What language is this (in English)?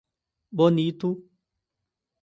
Portuguese